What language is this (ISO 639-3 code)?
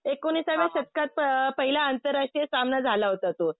mar